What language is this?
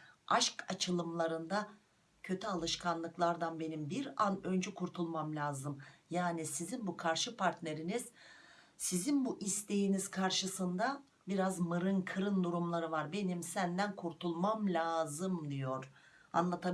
Turkish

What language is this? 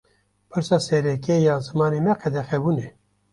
Kurdish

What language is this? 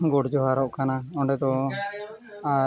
Santali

